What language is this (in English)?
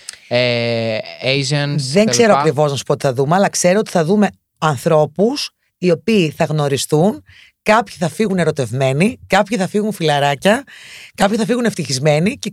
Greek